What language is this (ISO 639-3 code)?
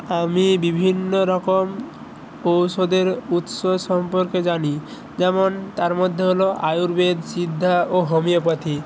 ben